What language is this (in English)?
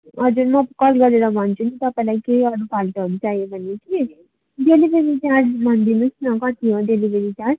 Nepali